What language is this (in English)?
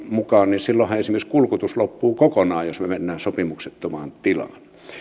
Finnish